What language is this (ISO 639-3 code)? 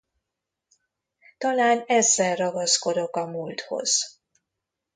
hun